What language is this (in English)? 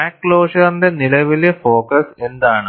Malayalam